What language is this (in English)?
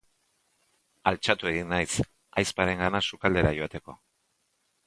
Basque